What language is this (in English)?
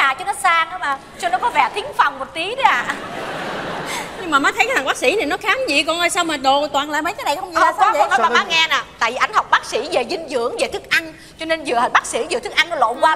Vietnamese